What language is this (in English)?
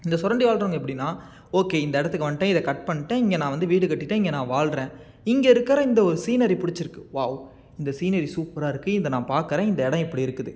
Tamil